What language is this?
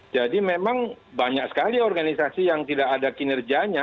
Indonesian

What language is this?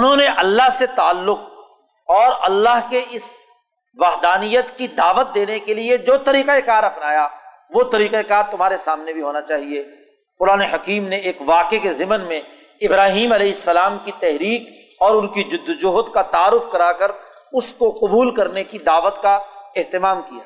Urdu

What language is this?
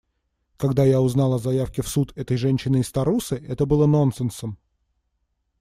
Russian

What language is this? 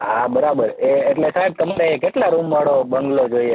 Gujarati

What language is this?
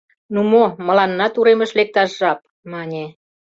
Mari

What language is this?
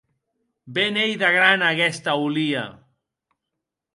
Occitan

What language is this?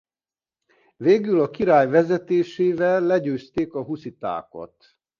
Hungarian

